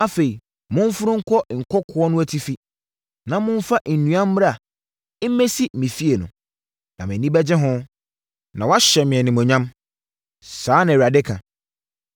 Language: Akan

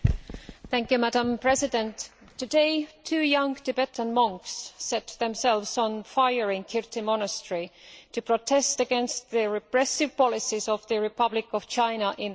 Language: English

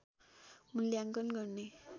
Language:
Nepali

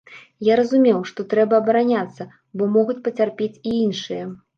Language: Belarusian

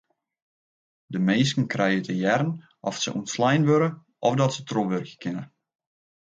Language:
Western Frisian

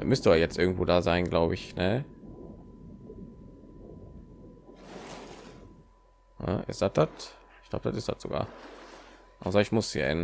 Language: German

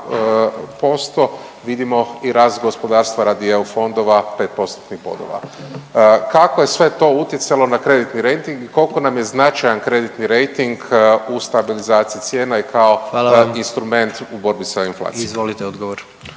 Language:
Croatian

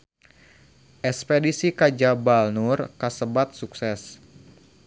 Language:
Sundanese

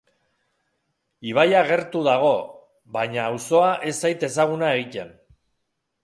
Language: Basque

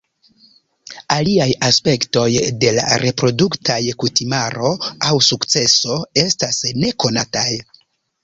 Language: Esperanto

